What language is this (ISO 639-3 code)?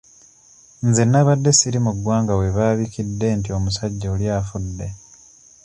lug